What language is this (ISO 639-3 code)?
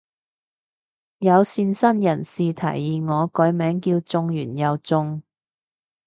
yue